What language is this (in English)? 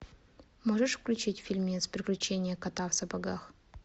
Russian